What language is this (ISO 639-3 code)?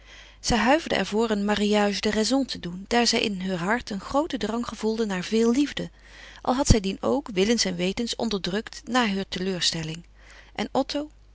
nld